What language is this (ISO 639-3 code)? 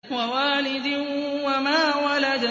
ara